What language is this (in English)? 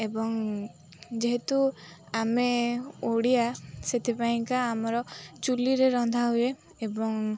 Odia